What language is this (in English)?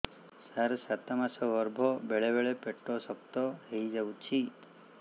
Odia